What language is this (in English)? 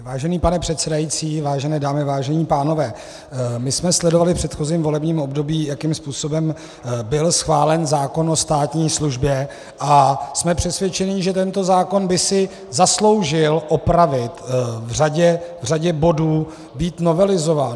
Czech